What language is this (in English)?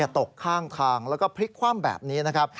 Thai